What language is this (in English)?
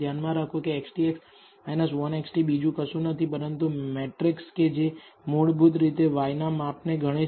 Gujarati